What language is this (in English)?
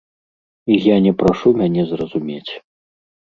Belarusian